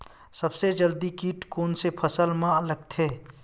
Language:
Chhattisgarhi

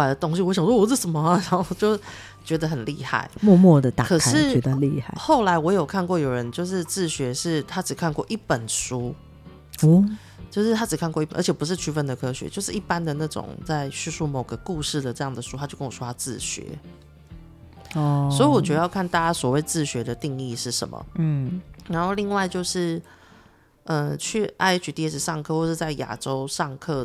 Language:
Chinese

